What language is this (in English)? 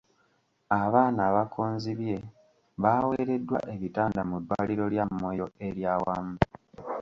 Ganda